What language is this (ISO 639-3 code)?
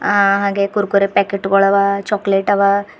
kan